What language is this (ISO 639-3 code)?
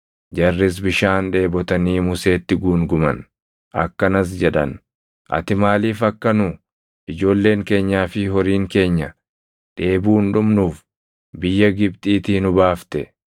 orm